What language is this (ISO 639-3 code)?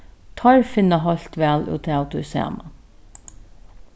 fao